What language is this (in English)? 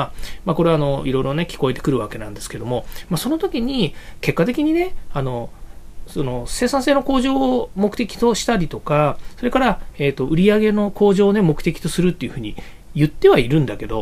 Japanese